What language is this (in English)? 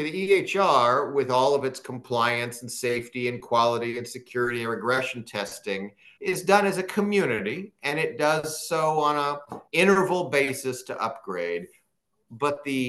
English